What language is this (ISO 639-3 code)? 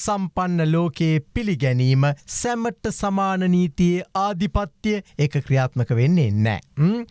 eng